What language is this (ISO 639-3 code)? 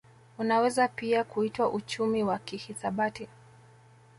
swa